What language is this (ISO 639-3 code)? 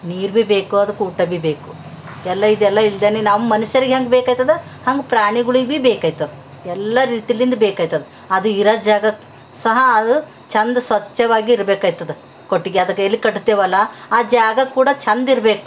kan